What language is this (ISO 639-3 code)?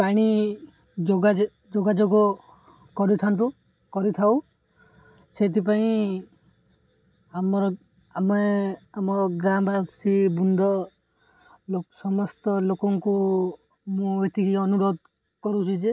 ori